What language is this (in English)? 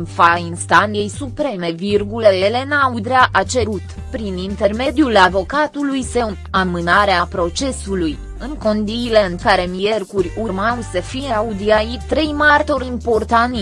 Romanian